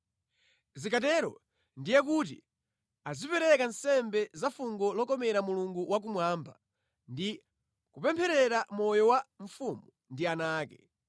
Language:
Nyanja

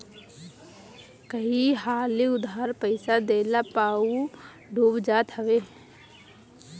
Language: Bhojpuri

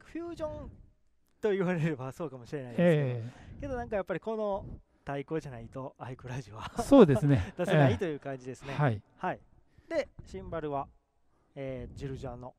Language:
Japanese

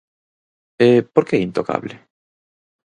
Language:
Galician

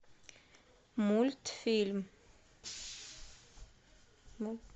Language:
Russian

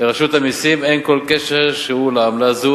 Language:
Hebrew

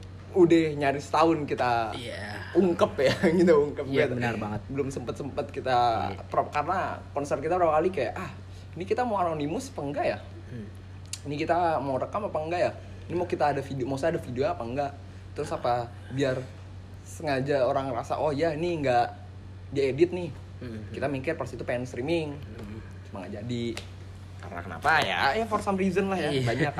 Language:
Indonesian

